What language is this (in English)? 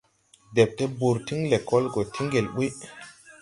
Tupuri